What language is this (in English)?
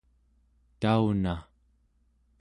Central Yupik